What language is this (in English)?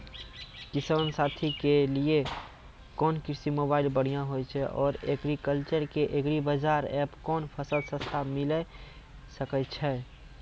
Maithili